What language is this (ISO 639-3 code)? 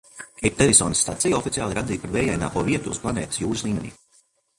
lav